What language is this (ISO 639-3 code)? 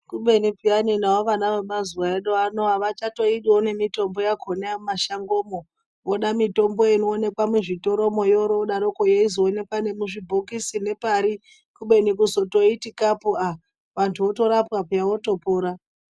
ndc